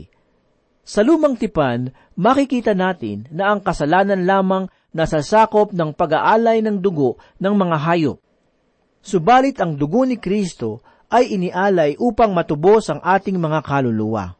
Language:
Filipino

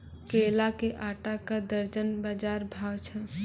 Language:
Maithili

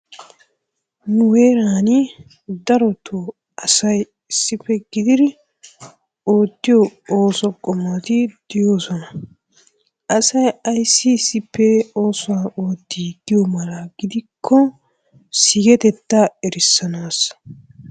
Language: Wolaytta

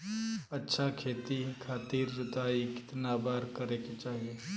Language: Bhojpuri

